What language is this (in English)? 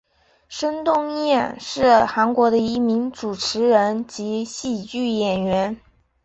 Chinese